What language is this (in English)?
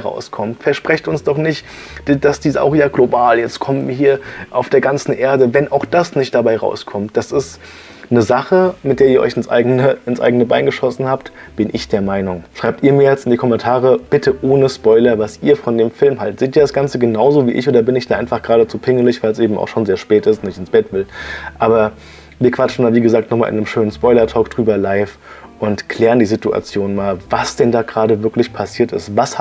German